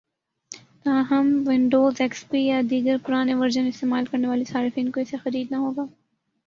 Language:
Urdu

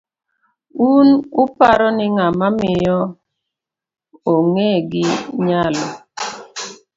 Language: Luo (Kenya and Tanzania)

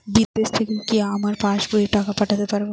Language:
Bangla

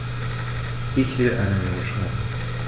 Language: German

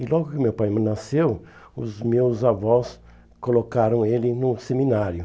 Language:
Portuguese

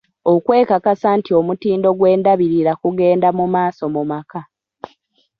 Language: Ganda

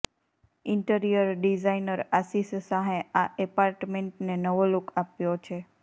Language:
Gujarati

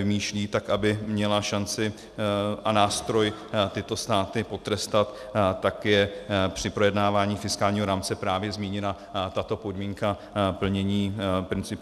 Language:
Czech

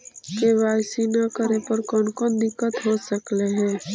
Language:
Magahi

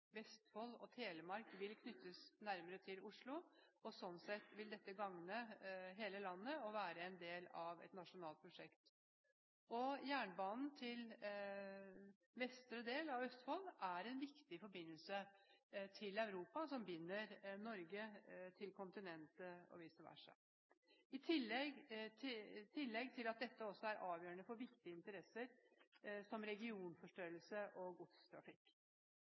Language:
Norwegian Bokmål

